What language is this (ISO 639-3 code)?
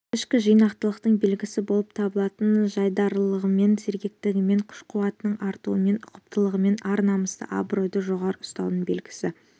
kaz